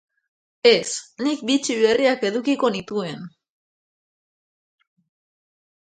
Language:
Basque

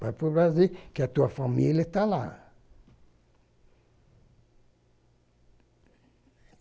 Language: Portuguese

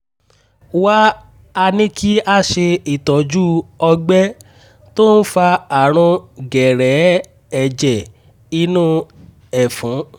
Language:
Yoruba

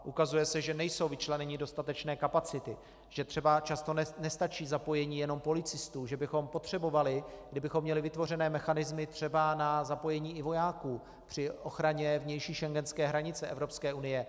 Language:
Czech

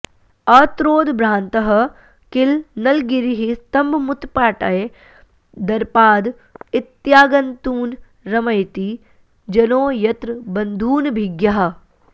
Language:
Sanskrit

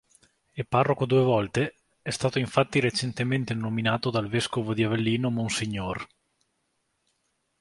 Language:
Italian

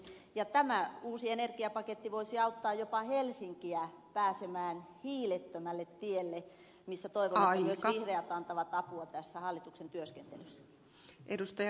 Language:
Finnish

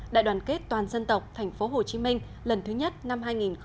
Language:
Vietnamese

